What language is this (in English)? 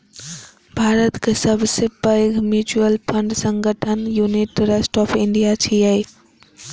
Maithili